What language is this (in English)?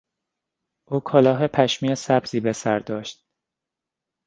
Persian